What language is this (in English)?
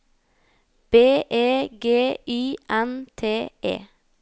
Norwegian